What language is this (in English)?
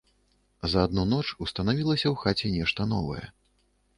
Belarusian